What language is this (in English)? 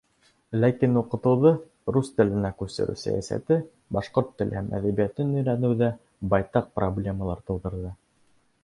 Bashkir